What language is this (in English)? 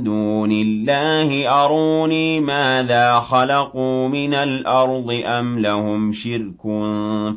Arabic